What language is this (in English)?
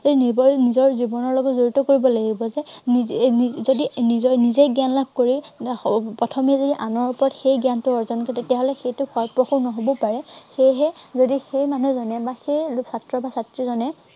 Assamese